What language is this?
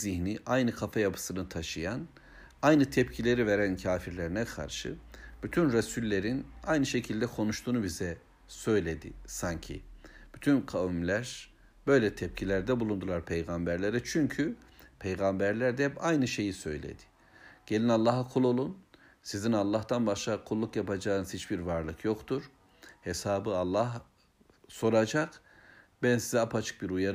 Turkish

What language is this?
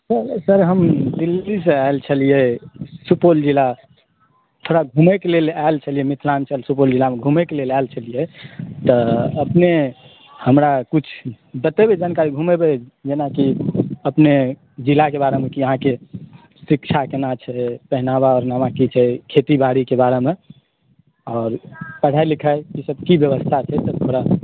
Maithili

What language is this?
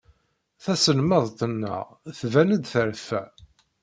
Kabyle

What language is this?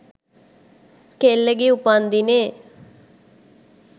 Sinhala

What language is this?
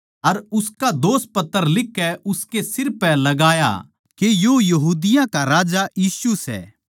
Haryanvi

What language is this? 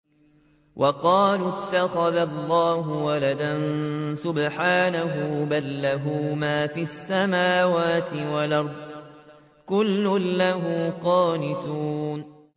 Arabic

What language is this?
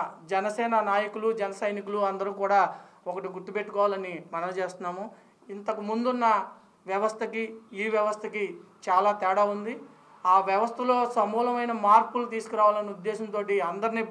Telugu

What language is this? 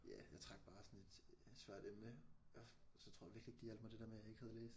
Danish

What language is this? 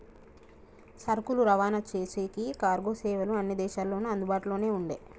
Telugu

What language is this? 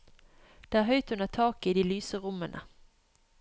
Norwegian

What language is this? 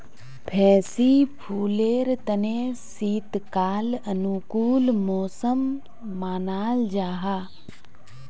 Magahi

